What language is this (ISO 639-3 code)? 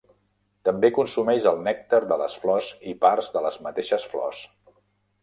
cat